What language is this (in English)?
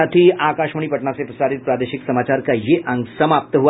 Hindi